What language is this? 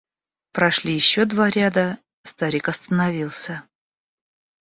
Russian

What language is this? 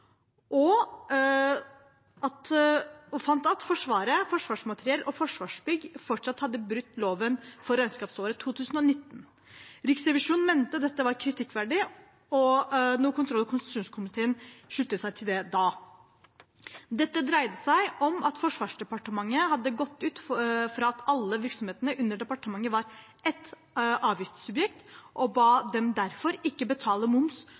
Norwegian Bokmål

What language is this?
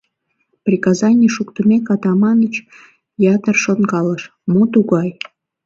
Mari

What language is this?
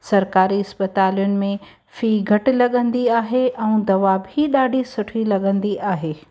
Sindhi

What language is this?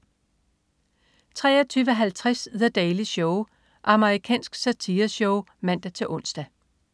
Danish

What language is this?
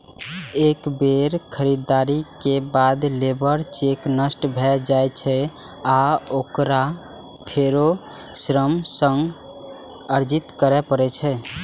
Maithili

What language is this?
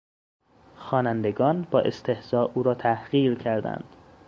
Persian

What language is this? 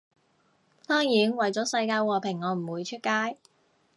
Cantonese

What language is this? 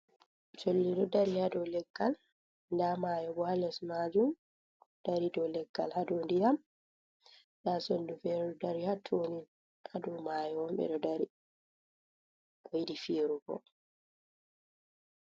Fula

